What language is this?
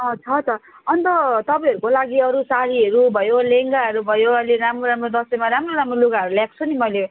Nepali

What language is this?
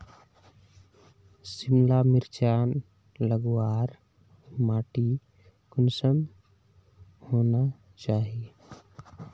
Magahi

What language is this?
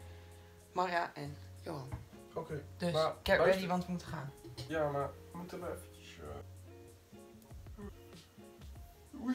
Dutch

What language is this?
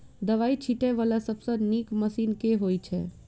Maithili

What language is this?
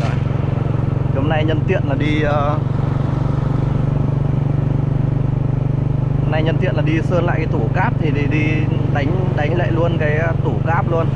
Vietnamese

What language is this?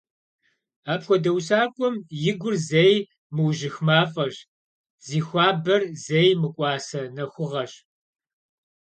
Kabardian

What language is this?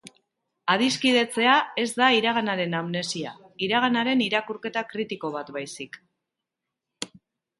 Basque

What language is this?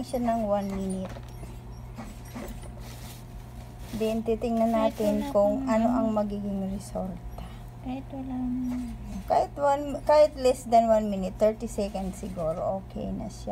Filipino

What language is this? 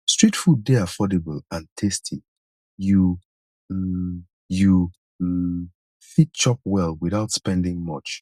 Nigerian Pidgin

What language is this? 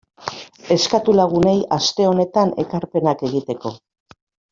Basque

